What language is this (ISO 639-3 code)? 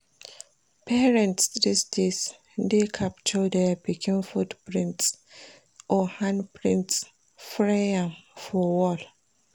pcm